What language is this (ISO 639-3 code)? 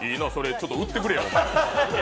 jpn